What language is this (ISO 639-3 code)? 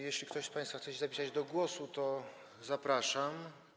pol